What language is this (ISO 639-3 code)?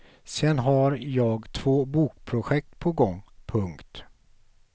swe